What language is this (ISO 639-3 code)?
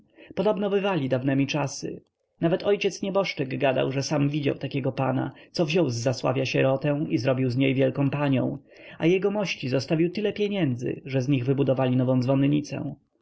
pol